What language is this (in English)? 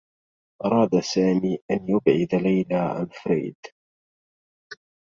Arabic